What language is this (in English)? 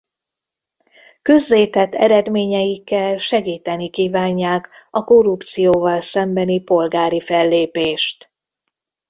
Hungarian